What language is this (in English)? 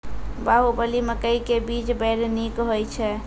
Maithili